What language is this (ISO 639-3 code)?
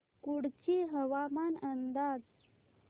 mar